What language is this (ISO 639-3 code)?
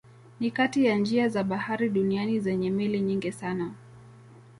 swa